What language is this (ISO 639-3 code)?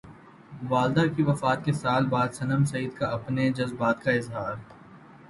urd